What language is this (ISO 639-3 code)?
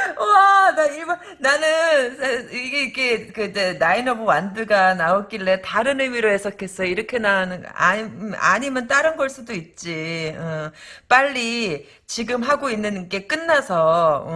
kor